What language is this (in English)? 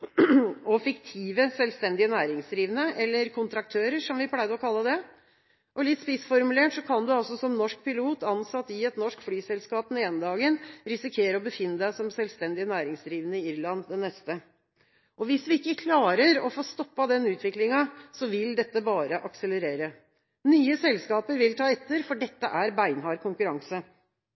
Norwegian Bokmål